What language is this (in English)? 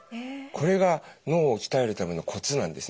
Japanese